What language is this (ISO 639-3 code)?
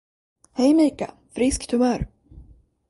swe